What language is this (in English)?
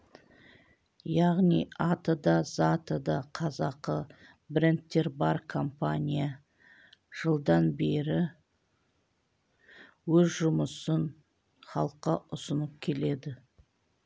Kazakh